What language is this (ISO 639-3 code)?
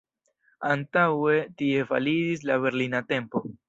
epo